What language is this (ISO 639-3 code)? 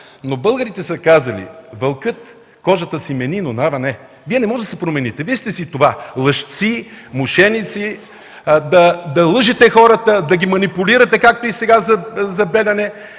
bul